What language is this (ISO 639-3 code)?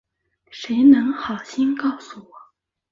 zho